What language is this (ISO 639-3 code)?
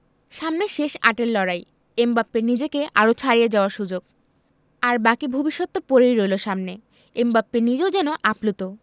ben